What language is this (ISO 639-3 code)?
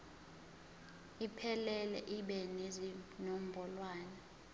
zul